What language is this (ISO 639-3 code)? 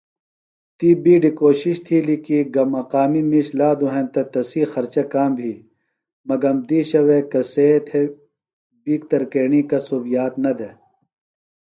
phl